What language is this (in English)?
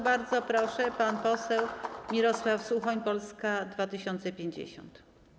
Polish